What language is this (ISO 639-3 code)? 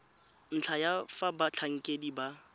tsn